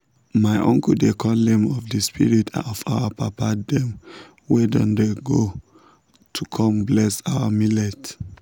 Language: Nigerian Pidgin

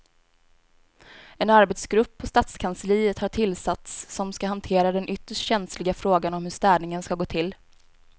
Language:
Swedish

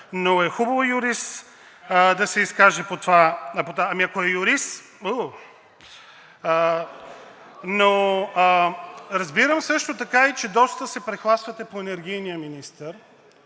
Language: Bulgarian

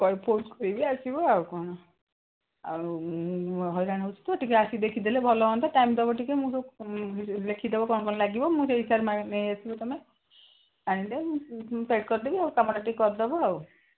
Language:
Odia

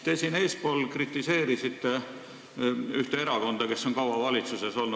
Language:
Estonian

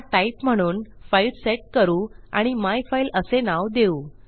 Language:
Marathi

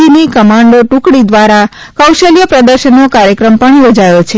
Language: Gujarati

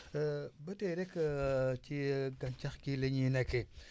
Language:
Wolof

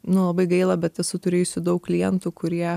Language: Lithuanian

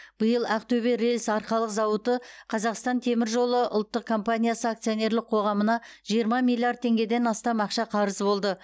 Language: Kazakh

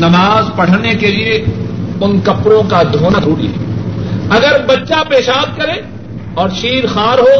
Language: Urdu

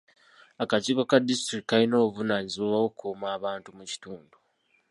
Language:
Ganda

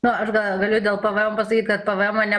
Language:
Lithuanian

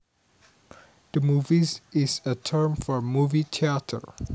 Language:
Javanese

